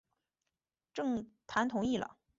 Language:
Chinese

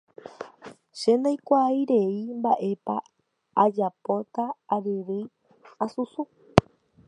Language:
Guarani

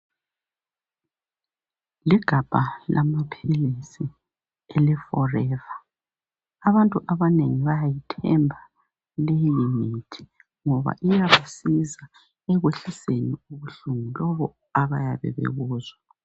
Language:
North Ndebele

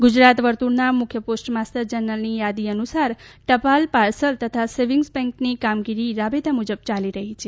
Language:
Gujarati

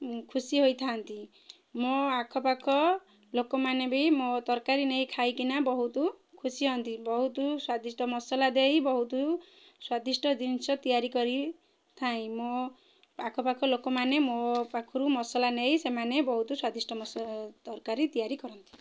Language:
Odia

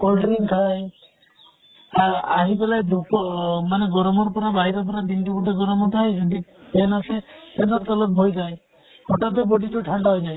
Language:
Assamese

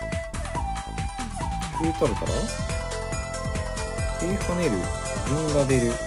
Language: Japanese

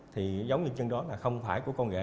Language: Vietnamese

